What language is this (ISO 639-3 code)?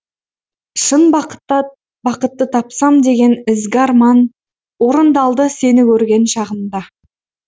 kaz